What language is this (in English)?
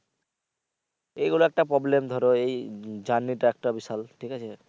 Bangla